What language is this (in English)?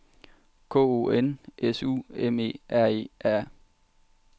Danish